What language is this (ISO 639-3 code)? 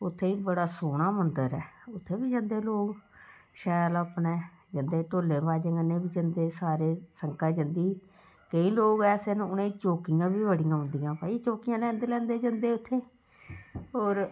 doi